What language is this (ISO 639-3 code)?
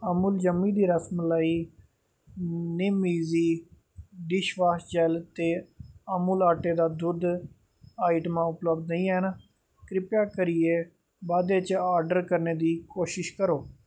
doi